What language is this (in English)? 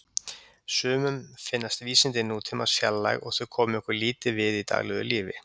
Icelandic